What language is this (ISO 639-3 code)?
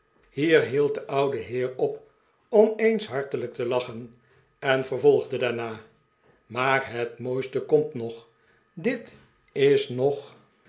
nld